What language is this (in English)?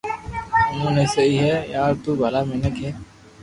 Loarki